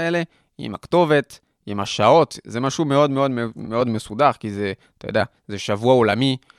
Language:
Hebrew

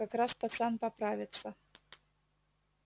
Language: Russian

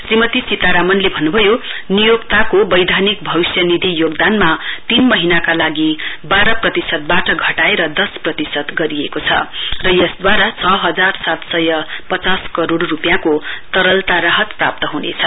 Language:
Nepali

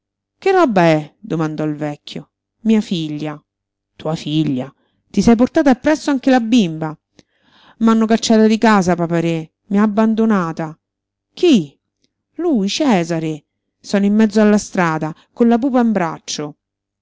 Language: Italian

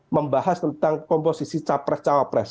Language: Indonesian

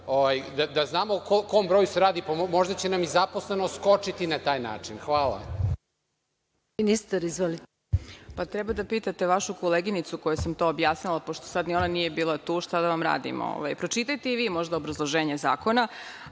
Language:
Serbian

